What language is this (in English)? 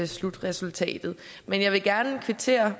Danish